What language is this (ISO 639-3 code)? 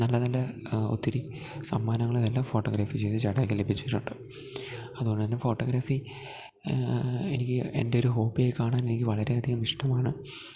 mal